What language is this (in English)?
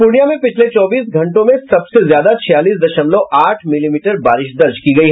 Hindi